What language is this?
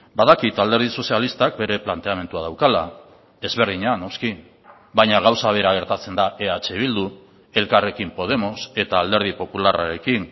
Basque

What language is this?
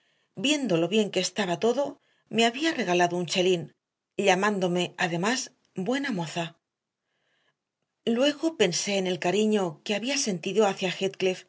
Spanish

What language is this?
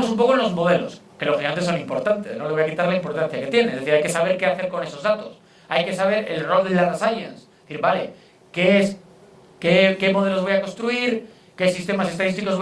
Spanish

